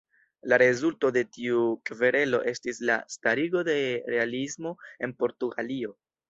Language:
Esperanto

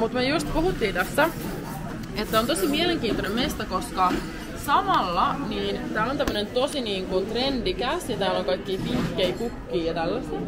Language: Finnish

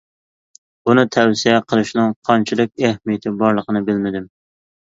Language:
Uyghur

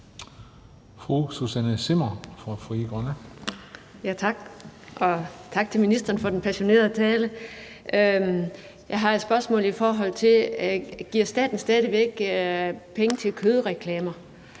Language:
Danish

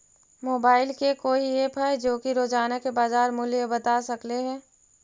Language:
Magahi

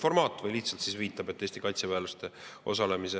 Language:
Estonian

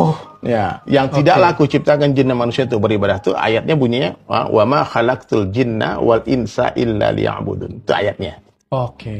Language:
Indonesian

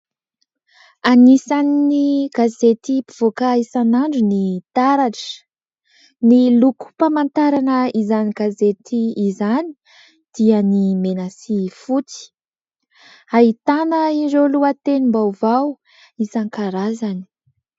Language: Malagasy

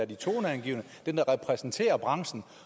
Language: Danish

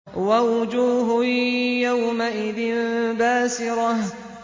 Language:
Arabic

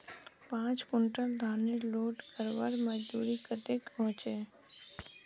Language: Magahi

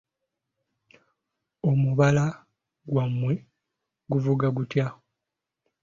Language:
Ganda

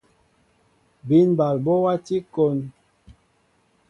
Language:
Mbo (Cameroon)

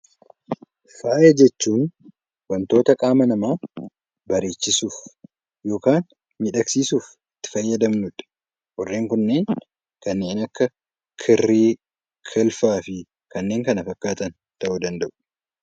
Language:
Oromo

